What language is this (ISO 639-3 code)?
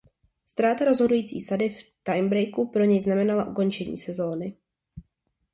ces